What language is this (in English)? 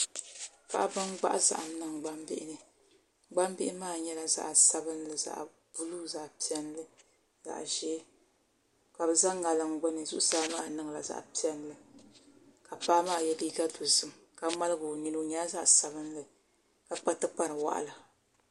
Dagbani